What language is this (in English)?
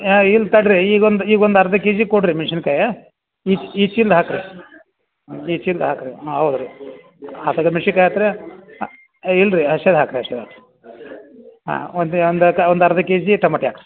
Kannada